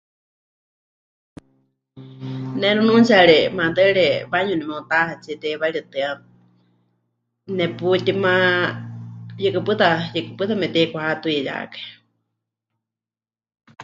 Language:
Huichol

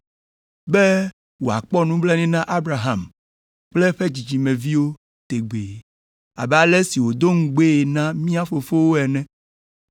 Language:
Ewe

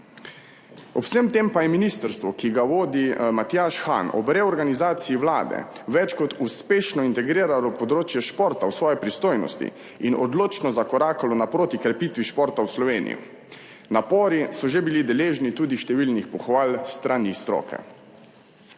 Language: Slovenian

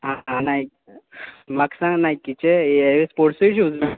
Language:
Konkani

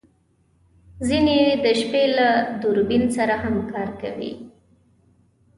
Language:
Pashto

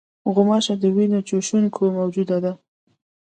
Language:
Pashto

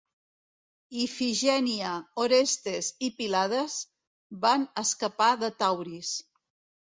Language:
Catalan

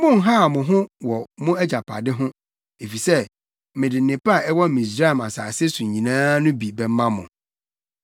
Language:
Akan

